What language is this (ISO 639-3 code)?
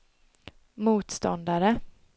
swe